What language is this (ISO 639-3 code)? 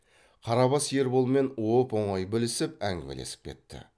kaz